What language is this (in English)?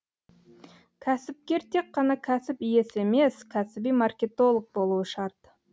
Kazakh